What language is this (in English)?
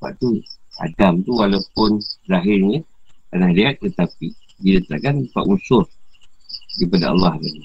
Malay